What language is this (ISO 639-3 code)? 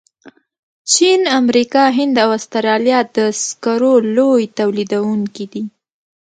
pus